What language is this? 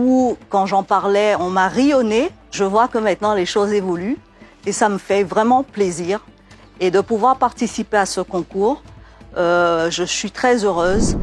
French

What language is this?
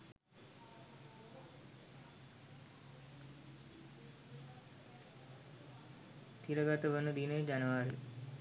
Sinhala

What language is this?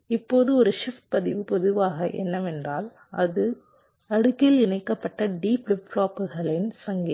Tamil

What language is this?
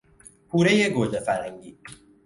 Persian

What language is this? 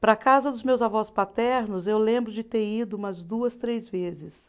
Portuguese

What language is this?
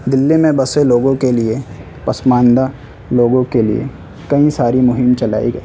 Urdu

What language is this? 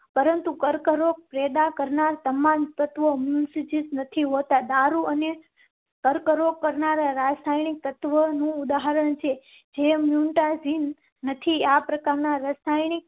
Gujarati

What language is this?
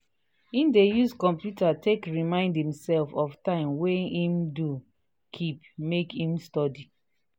Nigerian Pidgin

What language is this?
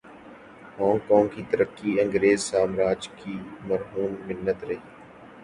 Urdu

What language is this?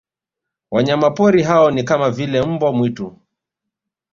Swahili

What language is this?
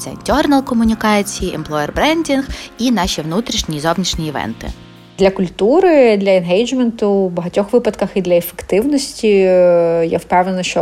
Ukrainian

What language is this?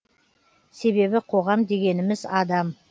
Kazakh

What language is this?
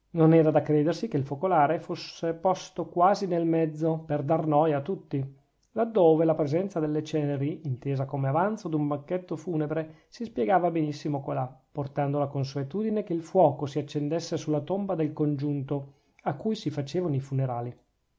Italian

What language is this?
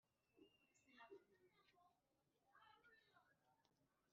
Kinyarwanda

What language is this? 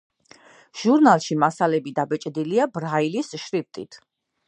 Georgian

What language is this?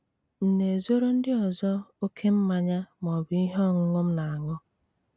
Igbo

